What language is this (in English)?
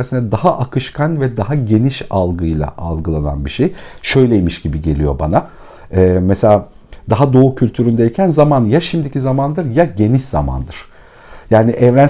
Turkish